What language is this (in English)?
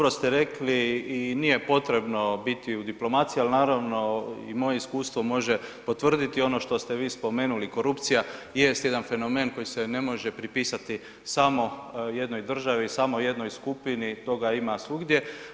Croatian